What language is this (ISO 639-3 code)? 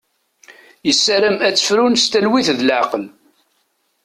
kab